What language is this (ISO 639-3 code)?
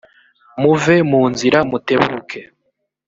kin